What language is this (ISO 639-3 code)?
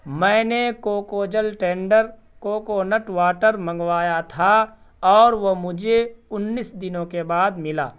urd